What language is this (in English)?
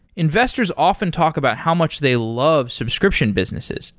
English